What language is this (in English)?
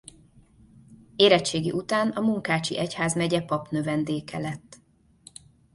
Hungarian